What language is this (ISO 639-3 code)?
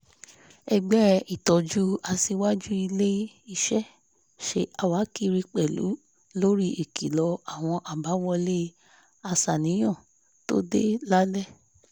yor